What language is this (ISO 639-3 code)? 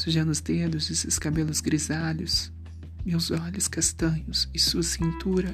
por